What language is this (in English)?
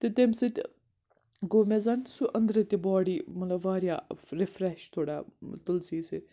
Kashmiri